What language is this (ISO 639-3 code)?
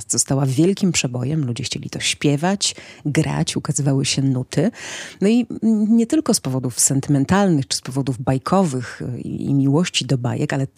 pol